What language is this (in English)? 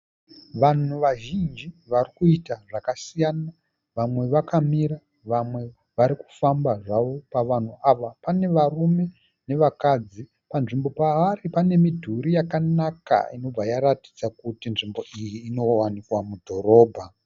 Shona